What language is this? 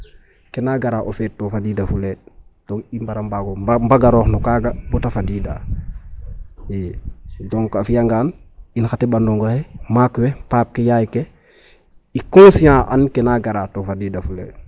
Serer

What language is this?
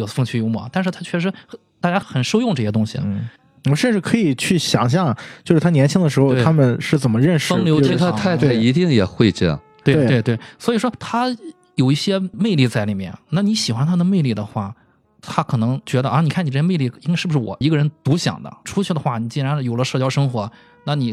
Chinese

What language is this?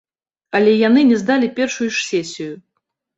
Belarusian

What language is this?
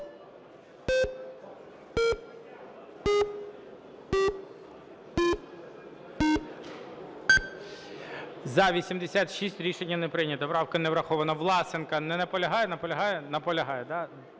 Ukrainian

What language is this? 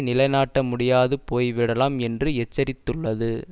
Tamil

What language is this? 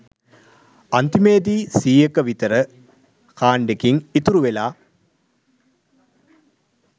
Sinhala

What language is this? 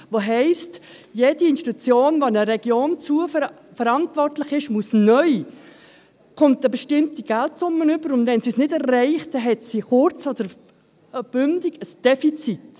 Swiss German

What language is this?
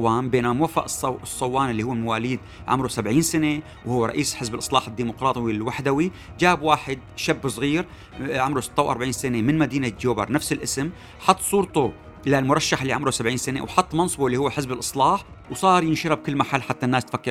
Arabic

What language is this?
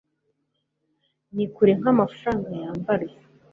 Kinyarwanda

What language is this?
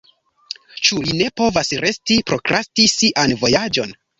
Esperanto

